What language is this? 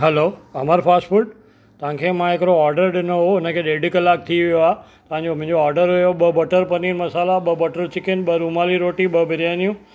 Sindhi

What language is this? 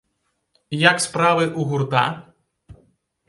Belarusian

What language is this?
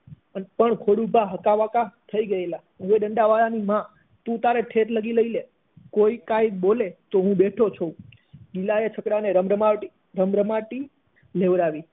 Gujarati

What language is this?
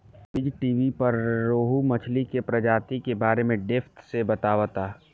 Bhojpuri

